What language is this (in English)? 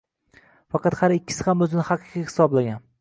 Uzbek